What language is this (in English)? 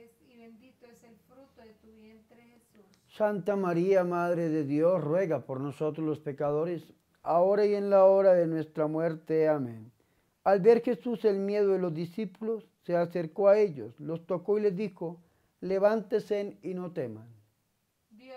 Spanish